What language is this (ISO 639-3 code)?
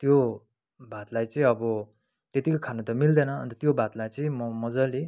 nep